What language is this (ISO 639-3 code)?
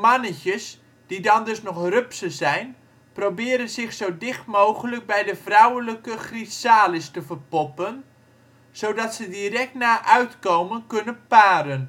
nld